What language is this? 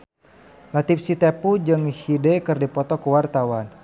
Sundanese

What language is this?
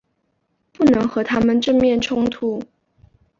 Chinese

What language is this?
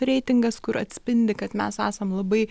Lithuanian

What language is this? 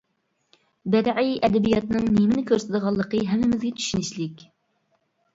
Uyghur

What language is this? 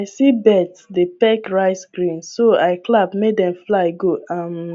Nigerian Pidgin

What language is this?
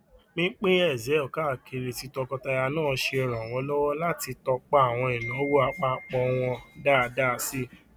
Yoruba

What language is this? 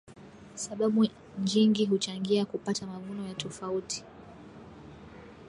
Swahili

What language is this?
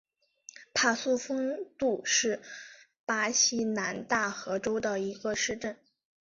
Chinese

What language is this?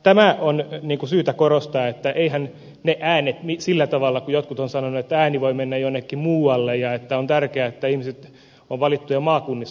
Finnish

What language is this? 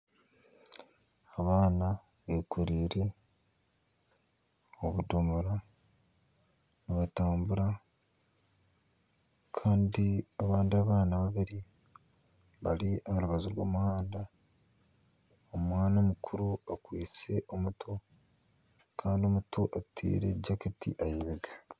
Nyankole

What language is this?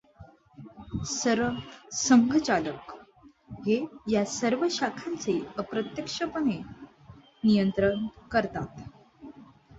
Marathi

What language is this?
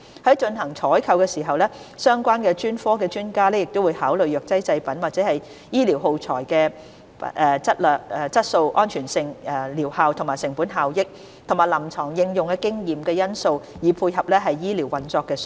Cantonese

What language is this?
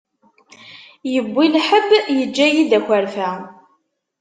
Kabyle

